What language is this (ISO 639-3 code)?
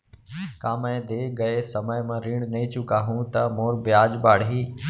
hne